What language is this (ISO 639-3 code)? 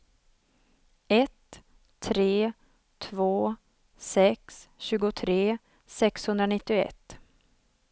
swe